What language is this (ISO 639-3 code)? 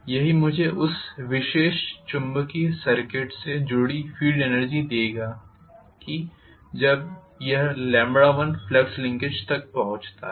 hin